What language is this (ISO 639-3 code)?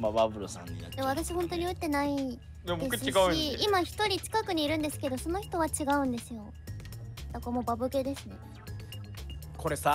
jpn